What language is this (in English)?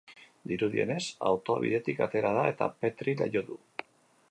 Basque